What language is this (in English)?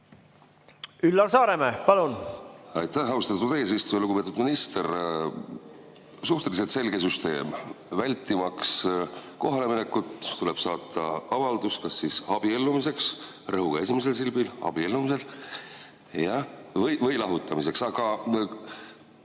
Estonian